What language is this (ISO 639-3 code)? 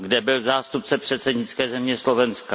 ces